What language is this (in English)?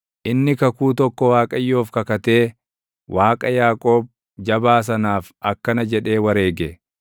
Oromo